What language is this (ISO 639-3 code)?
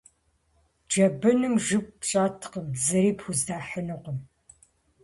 kbd